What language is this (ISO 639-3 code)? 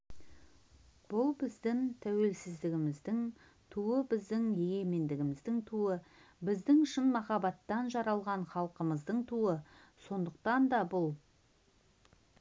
kaz